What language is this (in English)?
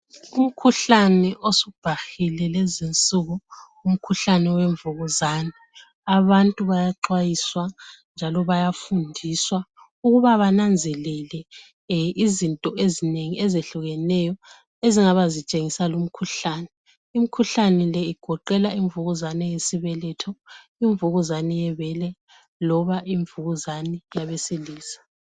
North Ndebele